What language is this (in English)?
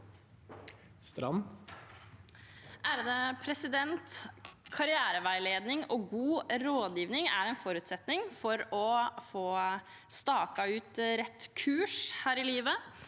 Norwegian